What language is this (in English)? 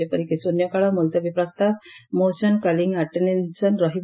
Odia